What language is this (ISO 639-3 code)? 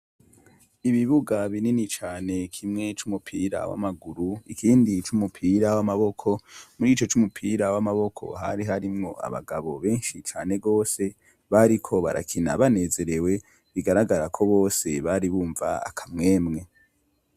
run